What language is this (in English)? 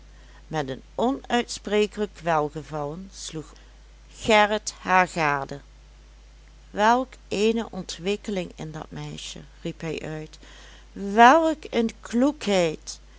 Dutch